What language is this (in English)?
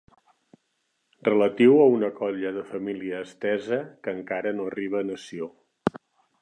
Catalan